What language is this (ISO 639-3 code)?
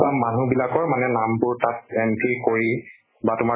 asm